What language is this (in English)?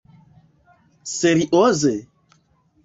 Esperanto